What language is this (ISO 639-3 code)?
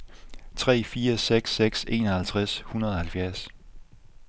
dan